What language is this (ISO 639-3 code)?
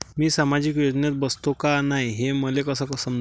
mar